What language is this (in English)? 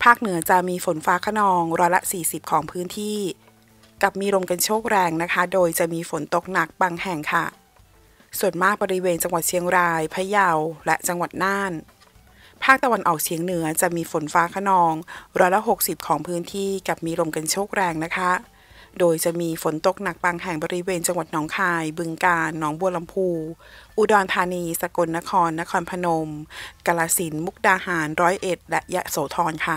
Thai